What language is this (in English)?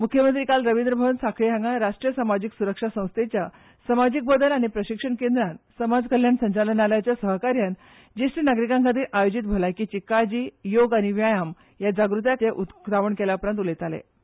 Konkani